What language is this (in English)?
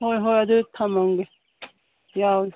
Manipuri